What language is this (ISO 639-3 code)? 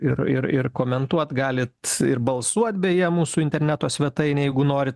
lit